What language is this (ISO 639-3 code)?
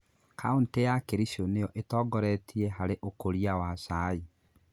kik